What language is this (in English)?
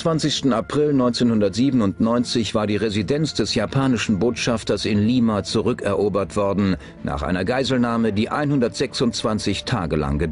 German